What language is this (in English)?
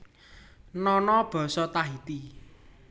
Javanese